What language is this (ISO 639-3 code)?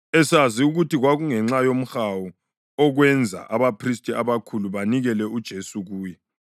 nde